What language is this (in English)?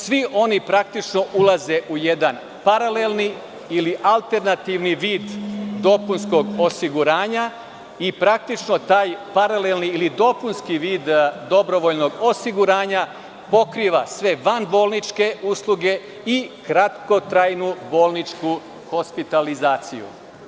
Serbian